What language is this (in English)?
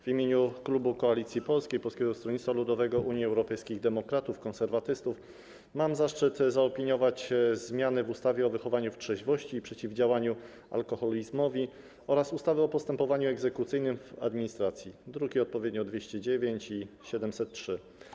Polish